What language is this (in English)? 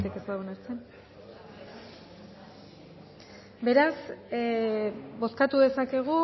Basque